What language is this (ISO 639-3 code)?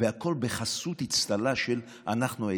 heb